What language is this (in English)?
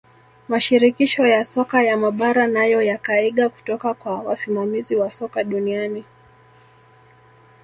Swahili